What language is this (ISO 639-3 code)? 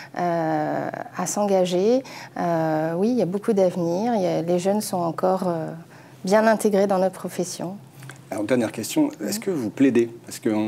fra